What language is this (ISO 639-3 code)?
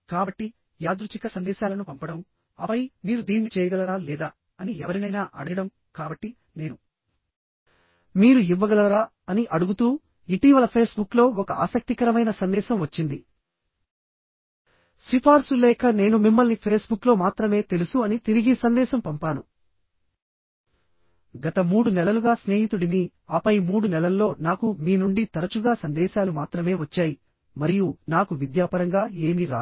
tel